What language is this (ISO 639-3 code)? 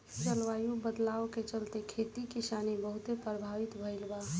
bho